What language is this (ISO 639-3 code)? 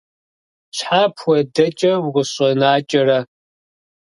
kbd